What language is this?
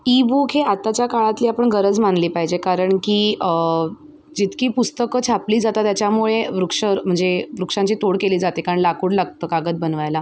Marathi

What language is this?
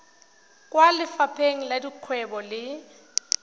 Tswana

